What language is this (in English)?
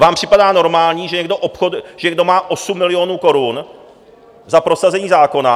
Czech